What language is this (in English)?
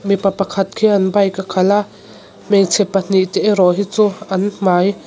Mizo